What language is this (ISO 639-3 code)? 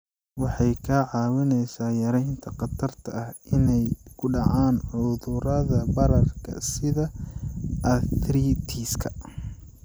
som